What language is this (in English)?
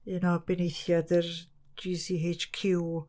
Welsh